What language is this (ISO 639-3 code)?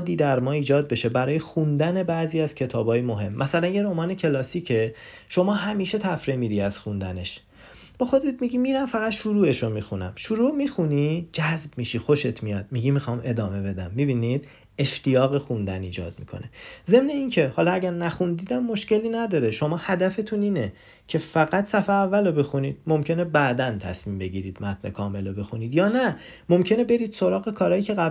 fas